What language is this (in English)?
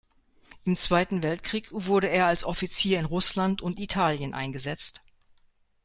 German